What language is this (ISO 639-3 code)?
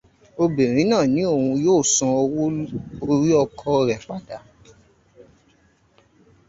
yor